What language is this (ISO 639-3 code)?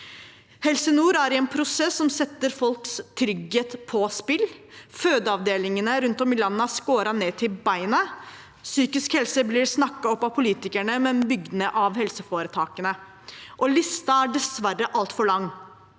nor